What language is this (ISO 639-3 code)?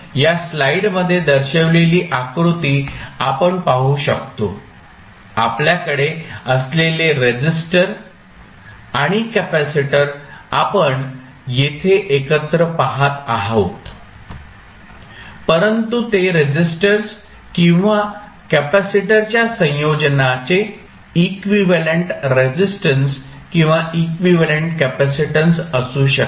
mar